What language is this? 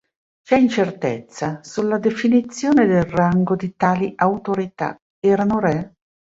Italian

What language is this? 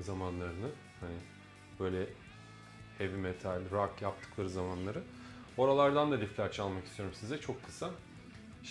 Turkish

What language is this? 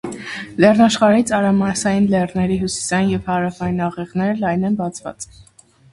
Armenian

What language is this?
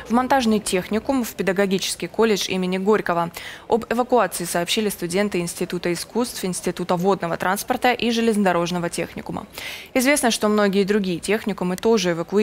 Russian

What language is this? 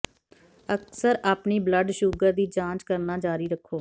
Punjabi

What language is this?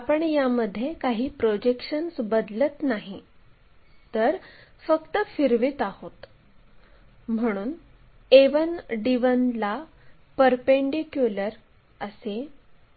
Marathi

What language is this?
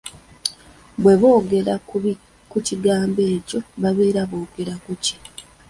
Ganda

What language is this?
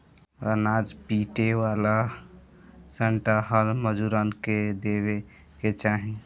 Bhojpuri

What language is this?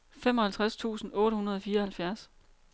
Danish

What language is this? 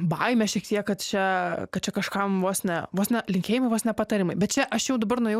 Lithuanian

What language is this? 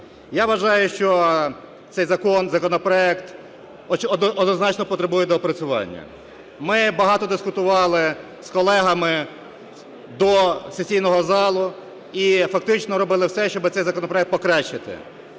Ukrainian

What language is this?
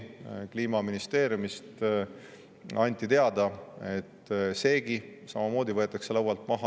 Estonian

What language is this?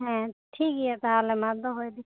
Santali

